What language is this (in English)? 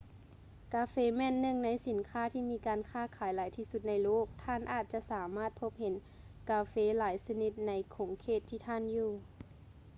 Lao